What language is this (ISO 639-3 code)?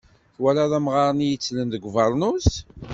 kab